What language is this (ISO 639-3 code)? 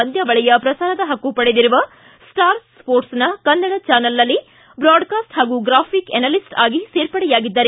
kan